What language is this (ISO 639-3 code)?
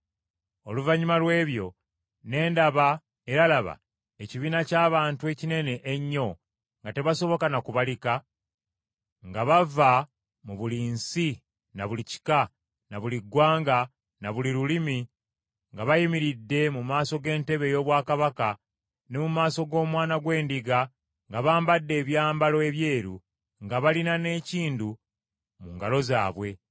lug